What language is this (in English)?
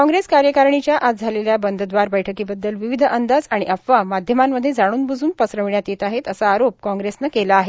Marathi